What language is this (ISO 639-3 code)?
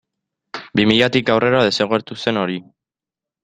eus